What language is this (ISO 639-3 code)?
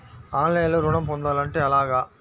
tel